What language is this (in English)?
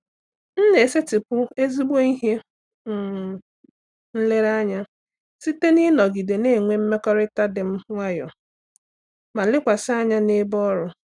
Igbo